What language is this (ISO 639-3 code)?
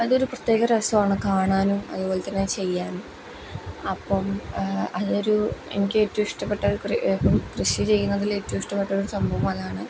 mal